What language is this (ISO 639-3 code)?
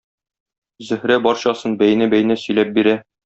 tat